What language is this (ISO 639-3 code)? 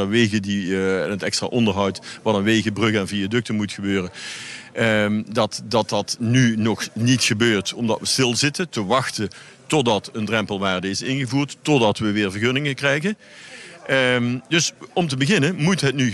nld